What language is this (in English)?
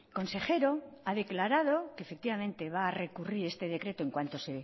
Spanish